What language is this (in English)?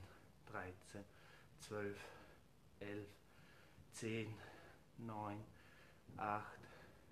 German